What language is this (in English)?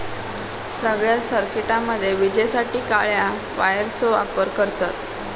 Marathi